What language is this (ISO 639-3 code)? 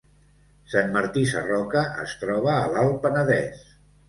cat